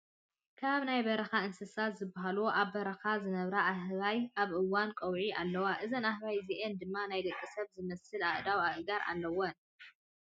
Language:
Tigrinya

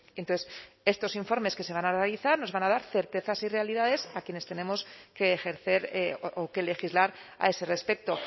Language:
Spanish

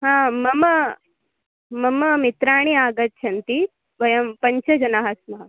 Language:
Sanskrit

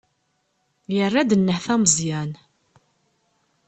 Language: Kabyle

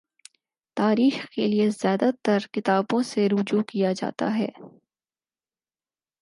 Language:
Urdu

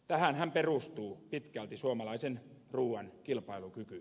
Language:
Finnish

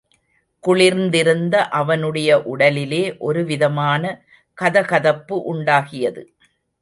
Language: Tamil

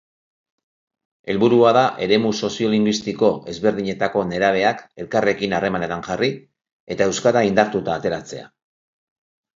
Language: Basque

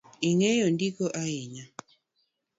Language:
Luo (Kenya and Tanzania)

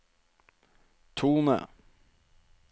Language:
Norwegian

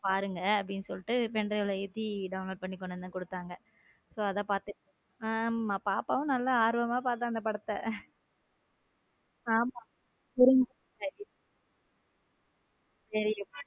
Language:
Tamil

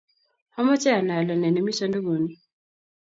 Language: Kalenjin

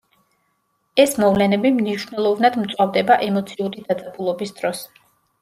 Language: Georgian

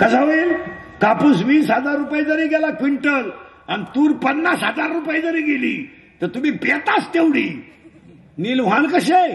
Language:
Marathi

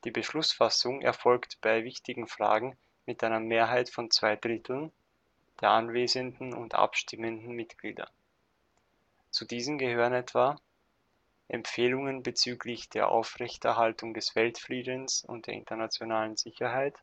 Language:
German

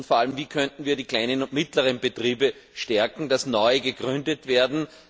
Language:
German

